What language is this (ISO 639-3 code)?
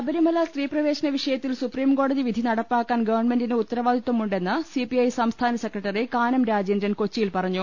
mal